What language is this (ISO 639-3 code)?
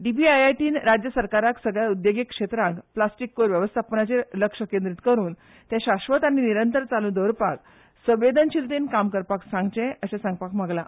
kok